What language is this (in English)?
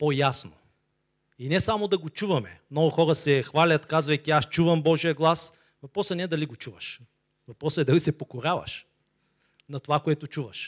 Bulgarian